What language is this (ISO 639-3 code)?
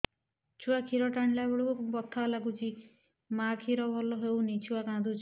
ori